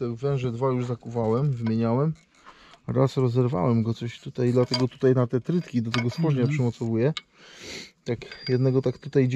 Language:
Polish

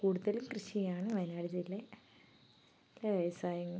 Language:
Malayalam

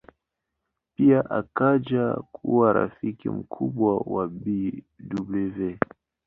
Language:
Swahili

